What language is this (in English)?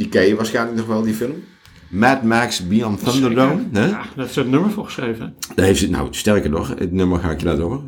Dutch